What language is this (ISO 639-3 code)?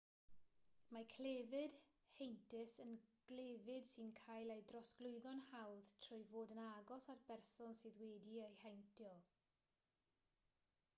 cym